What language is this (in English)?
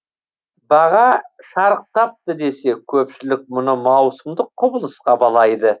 Kazakh